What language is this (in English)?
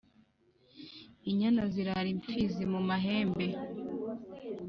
Kinyarwanda